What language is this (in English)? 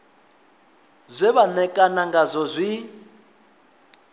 Venda